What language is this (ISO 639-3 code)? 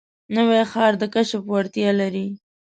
pus